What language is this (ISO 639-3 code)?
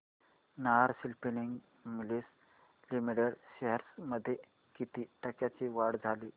mar